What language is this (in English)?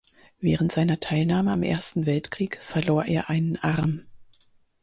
German